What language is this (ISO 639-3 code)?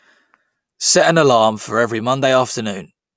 eng